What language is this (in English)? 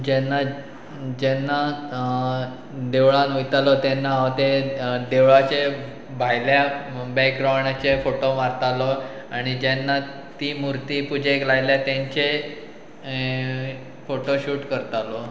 Konkani